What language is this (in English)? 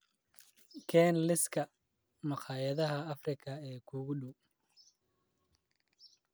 Somali